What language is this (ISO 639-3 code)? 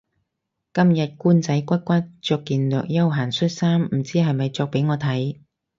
yue